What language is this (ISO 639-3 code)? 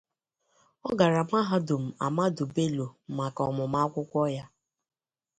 ibo